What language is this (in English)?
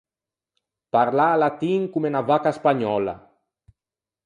Ligurian